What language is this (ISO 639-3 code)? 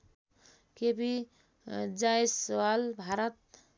nep